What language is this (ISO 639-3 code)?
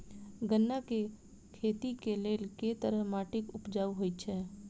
mai